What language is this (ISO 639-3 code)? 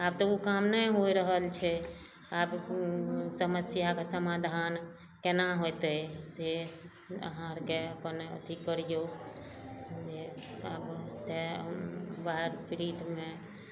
mai